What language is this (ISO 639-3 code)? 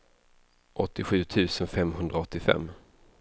swe